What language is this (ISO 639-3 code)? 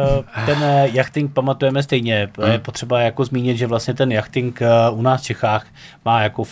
ces